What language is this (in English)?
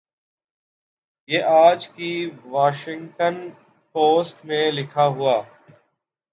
Urdu